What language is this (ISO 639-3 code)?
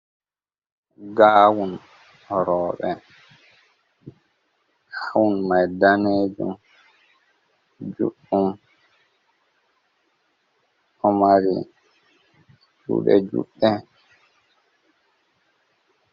ful